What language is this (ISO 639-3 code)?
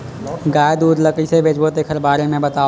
hne